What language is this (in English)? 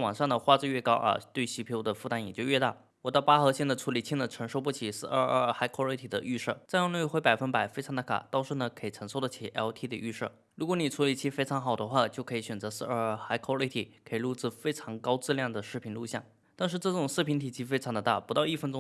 Chinese